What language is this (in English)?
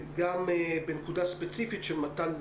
Hebrew